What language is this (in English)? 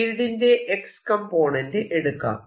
Malayalam